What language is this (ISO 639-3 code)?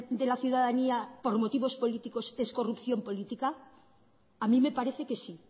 spa